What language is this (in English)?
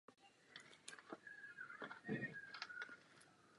Czech